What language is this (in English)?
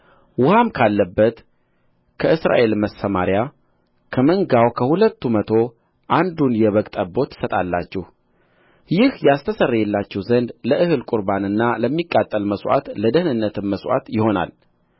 Amharic